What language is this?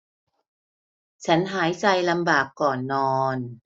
Thai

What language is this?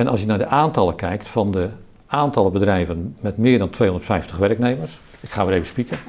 Dutch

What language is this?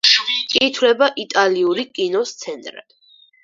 Georgian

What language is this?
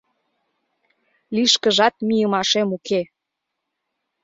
Mari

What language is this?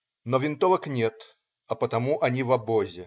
Russian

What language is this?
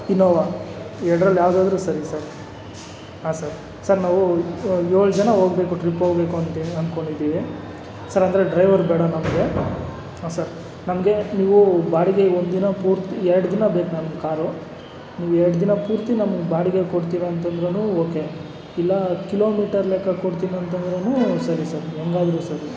Kannada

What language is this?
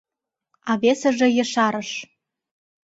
Mari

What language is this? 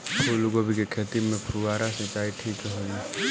Bhojpuri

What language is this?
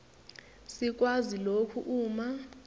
Zulu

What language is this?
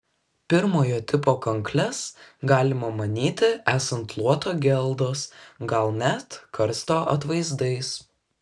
Lithuanian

